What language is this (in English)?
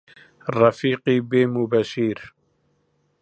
Central Kurdish